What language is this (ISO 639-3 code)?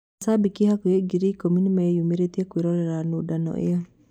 kik